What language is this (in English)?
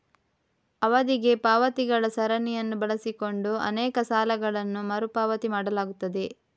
Kannada